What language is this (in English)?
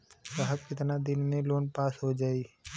Bhojpuri